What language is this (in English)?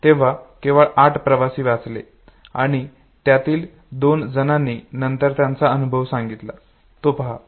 Marathi